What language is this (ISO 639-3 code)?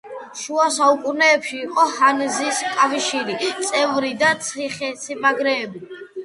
kat